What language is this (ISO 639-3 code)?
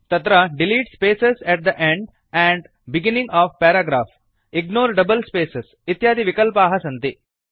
san